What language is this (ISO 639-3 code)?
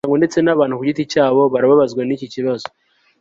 kin